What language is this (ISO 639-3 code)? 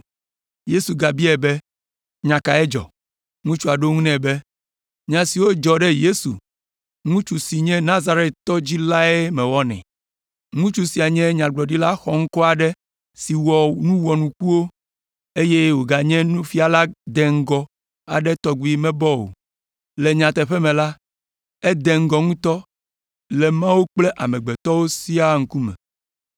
ewe